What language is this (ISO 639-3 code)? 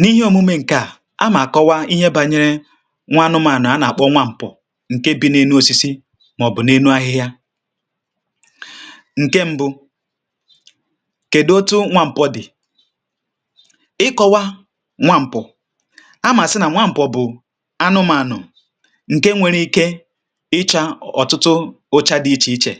ibo